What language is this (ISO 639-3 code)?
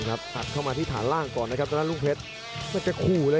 tha